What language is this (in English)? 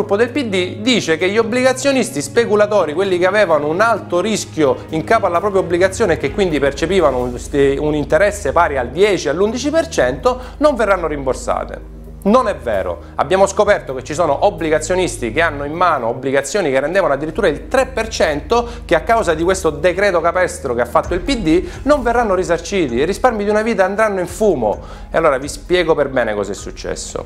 Italian